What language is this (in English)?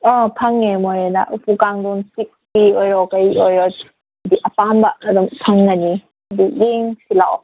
Manipuri